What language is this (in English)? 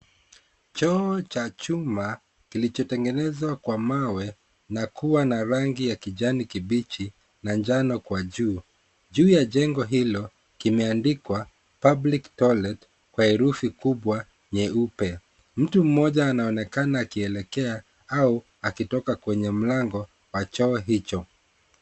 Swahili